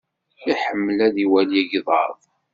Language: Kabyle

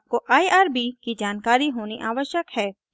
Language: Hindi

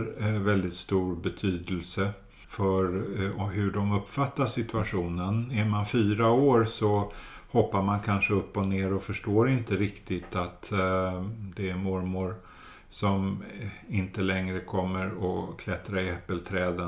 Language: Swedish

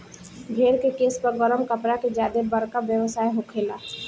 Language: Bhojpuri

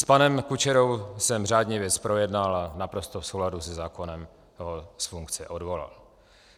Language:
Czech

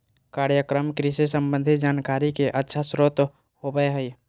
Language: Magahi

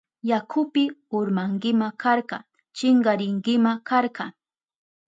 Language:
Southern Pastaza Quechua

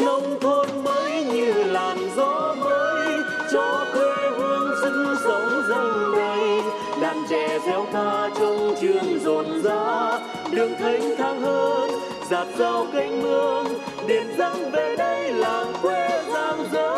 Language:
Vietnamese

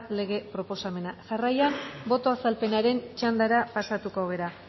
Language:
Basque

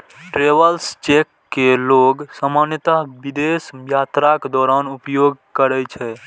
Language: Maithili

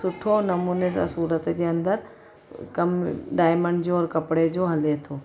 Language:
Sindhi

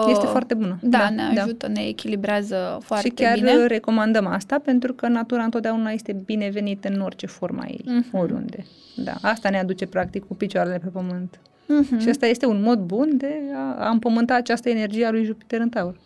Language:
Romanian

